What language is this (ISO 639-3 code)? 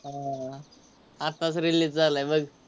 mar